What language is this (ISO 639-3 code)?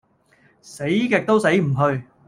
yue